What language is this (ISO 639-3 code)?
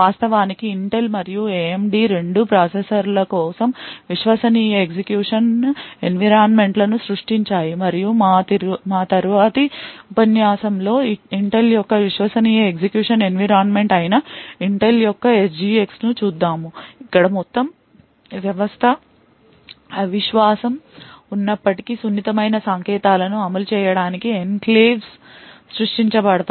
tel